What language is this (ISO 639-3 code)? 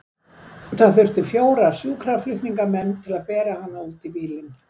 isl